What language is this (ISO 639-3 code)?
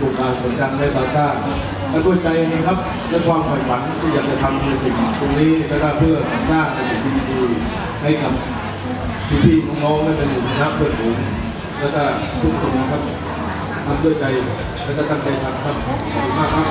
tha